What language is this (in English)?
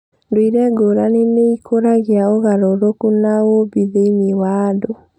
Kikuyu